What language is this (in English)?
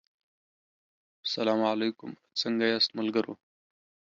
Pashto